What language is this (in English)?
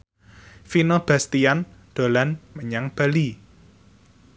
Javanese